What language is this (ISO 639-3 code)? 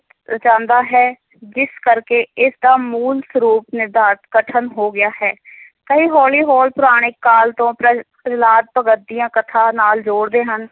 pan